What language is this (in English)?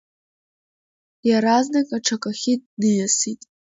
Abkhazian